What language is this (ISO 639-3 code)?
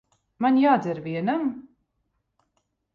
lav